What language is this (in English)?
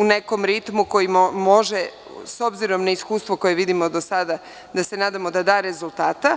Serbian